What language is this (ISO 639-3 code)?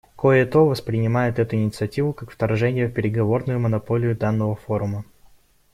rus